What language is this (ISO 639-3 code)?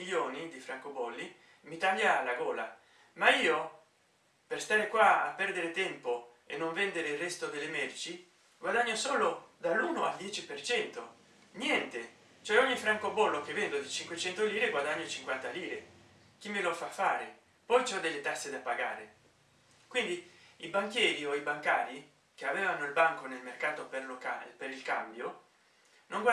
ita